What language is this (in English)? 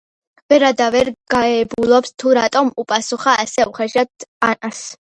Georgian